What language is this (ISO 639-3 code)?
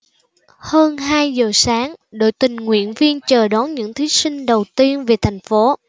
vie